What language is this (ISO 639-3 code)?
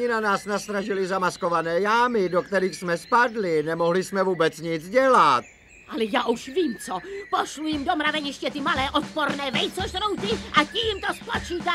ces